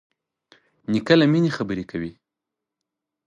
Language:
Pashto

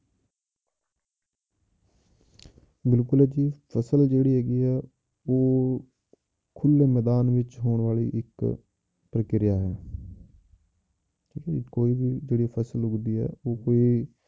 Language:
Punjabi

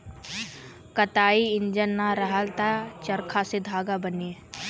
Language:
Bhojpuri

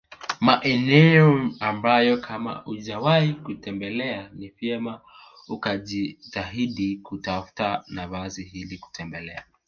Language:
Swahili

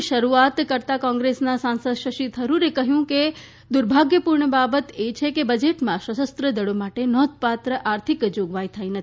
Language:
Gujarati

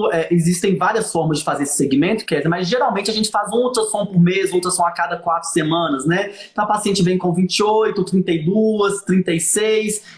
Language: Portuguese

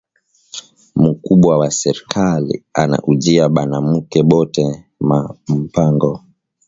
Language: Swahili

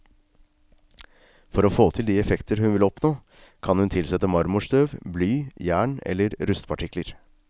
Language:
Norwegian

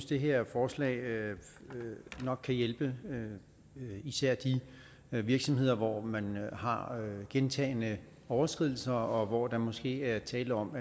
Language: Danish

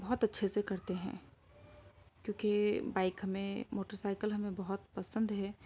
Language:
Urdu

